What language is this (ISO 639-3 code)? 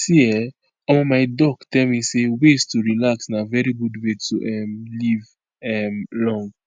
pcm